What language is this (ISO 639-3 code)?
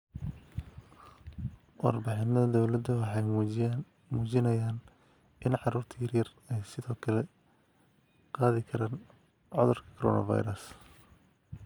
som